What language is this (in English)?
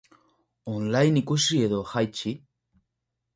Basque